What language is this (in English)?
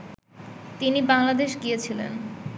Bangla